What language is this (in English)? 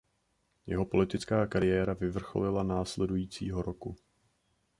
Czech